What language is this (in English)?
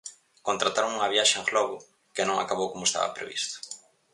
Galician